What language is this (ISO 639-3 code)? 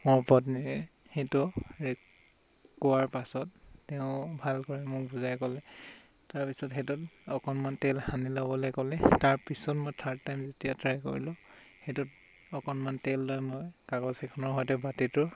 asm